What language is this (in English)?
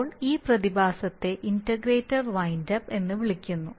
Malayalam